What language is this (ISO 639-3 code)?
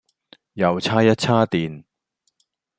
yue